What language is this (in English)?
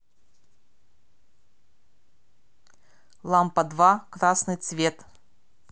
Russian